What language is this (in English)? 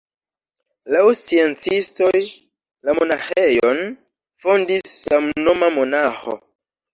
Esperanto